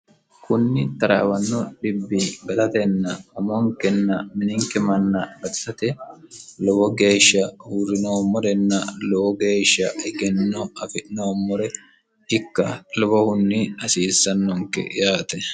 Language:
Sidamo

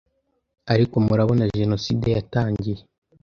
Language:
Kinyarwanda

